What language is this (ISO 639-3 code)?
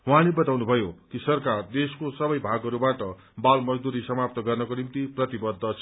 nep